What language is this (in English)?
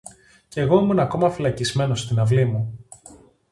Greek